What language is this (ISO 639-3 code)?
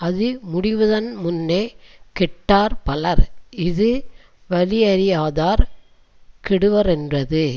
tam